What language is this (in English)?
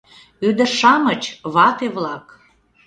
Mari